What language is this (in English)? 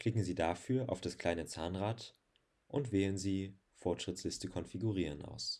German